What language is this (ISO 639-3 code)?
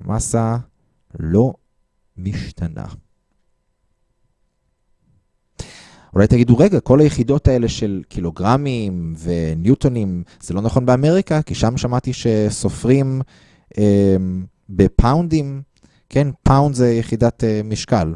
heb